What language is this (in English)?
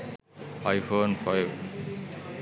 Sinhala